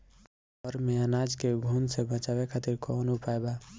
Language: Bhojpuri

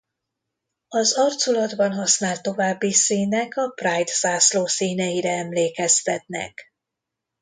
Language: Hungarian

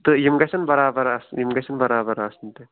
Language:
Kashmiri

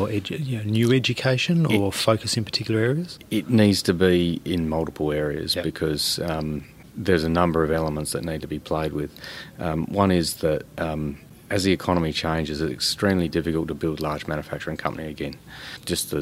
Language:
English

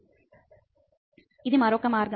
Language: Telugu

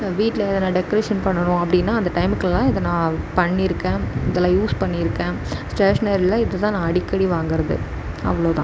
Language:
Tamil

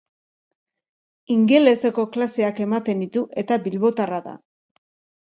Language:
Basque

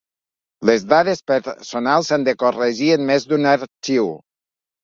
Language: Catalan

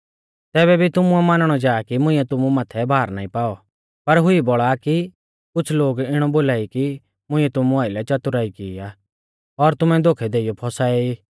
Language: Mahasu Pahari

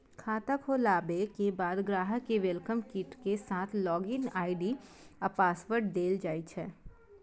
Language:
Maithili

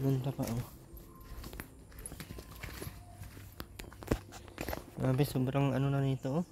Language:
Filipino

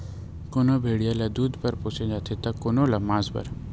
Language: Chhattisgarhi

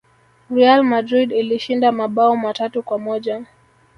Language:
Swahili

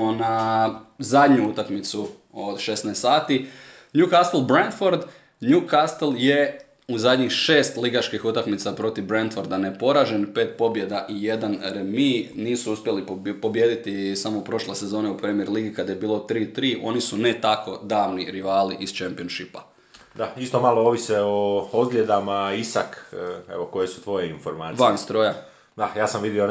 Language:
Croatian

